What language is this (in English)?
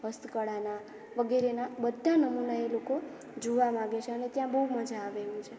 Gujarati